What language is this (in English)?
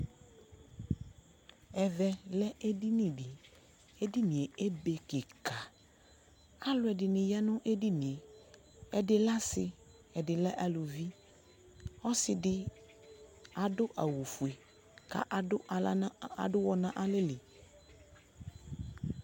Ikposo